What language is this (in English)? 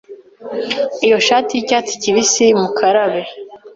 Kinyarwanda